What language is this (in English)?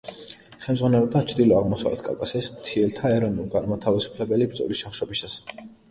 Georgian